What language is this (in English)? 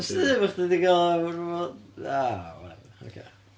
Welsh